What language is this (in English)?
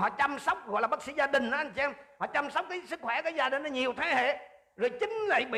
Vietnamese